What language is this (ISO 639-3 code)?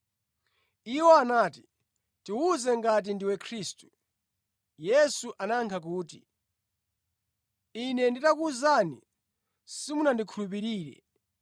nya